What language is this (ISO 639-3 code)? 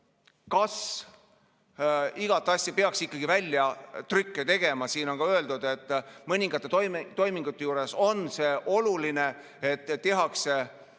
est